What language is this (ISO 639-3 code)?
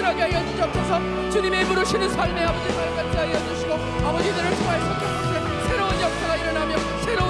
kor